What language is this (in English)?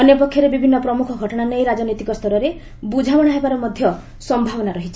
Odia